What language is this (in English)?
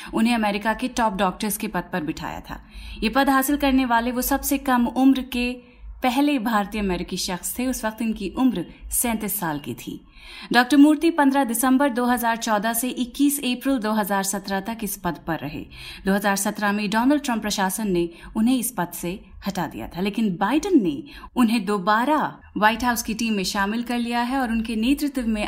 Hindi